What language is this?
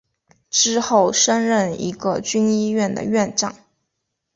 Chinese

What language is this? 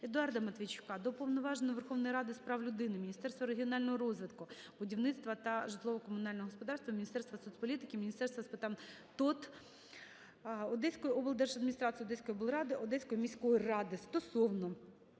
Ukrainian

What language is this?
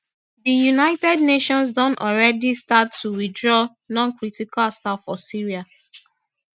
Nigerian Pidgin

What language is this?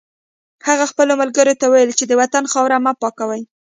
Pashto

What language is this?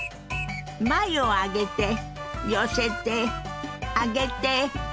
Japanese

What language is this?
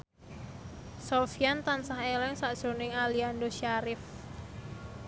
Javanese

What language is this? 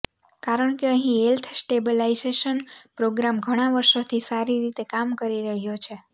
Gujarati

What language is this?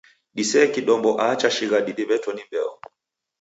Taita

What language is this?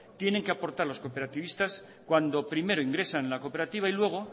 Spanish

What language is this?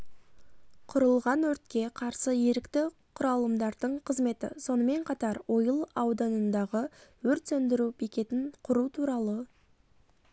Kazakh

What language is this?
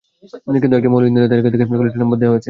Bangla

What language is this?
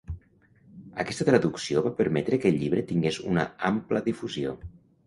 Catalan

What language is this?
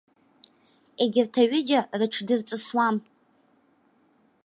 Abkhazian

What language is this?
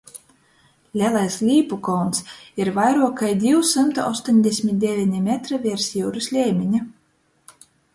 Latgalian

